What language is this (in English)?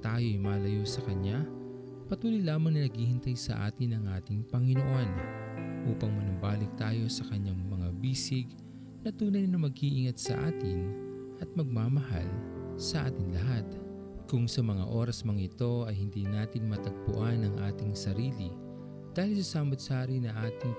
Filipino